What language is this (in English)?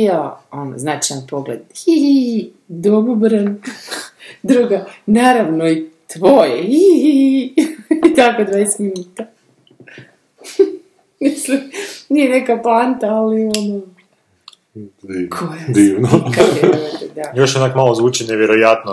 Croatian